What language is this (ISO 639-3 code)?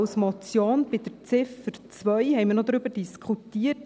gsw